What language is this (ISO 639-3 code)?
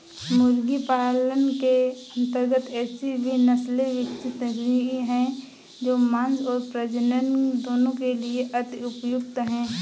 hin